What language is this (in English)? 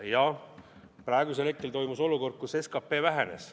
Estonian